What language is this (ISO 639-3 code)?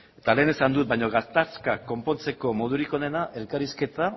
eus